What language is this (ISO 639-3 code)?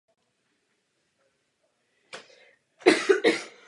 ces